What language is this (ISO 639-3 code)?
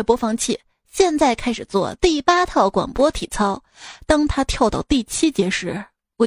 zho